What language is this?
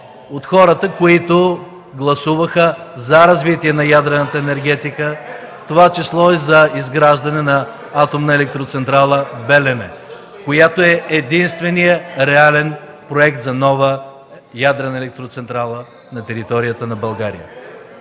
Bulgarian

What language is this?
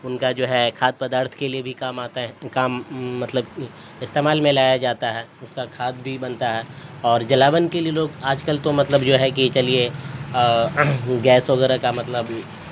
Urdu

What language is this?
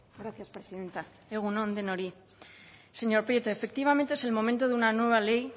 Spanish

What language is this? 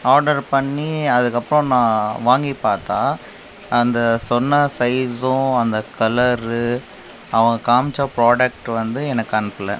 Tamil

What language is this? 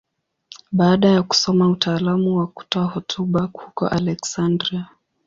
Swahili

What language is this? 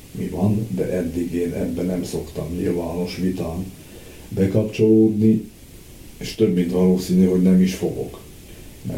Hungarian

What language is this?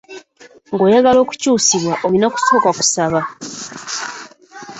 Ganda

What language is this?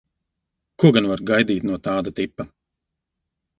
Latvian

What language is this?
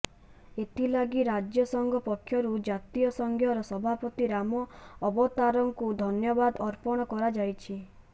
Odia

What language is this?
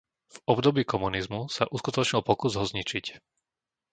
Slovak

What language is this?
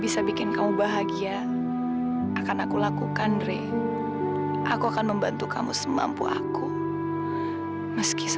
Indonesian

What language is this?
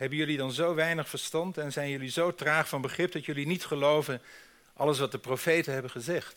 Dutch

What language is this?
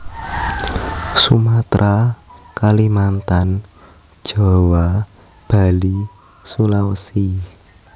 Javanese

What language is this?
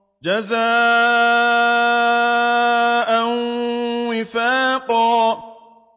Arabic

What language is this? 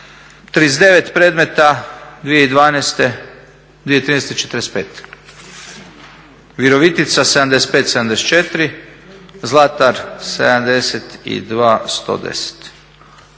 Croatian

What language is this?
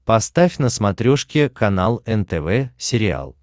Russian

